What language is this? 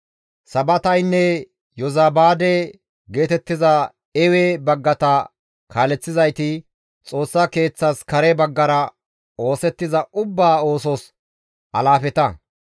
Gamo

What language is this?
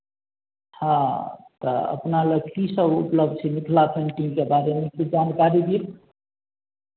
Maithili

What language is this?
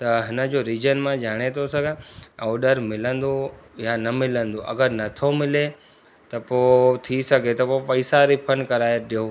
Sindhi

